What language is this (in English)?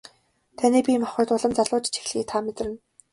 Mongolian